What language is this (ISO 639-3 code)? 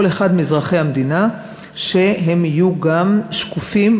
heb